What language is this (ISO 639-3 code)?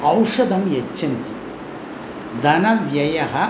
san